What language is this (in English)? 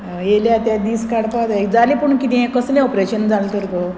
Konkani